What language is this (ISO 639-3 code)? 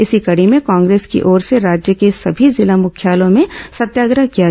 hin